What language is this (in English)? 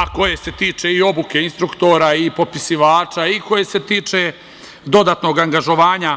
Serbian